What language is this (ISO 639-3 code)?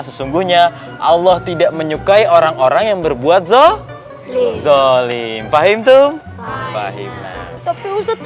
ind